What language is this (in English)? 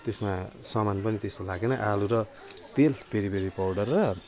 Nepali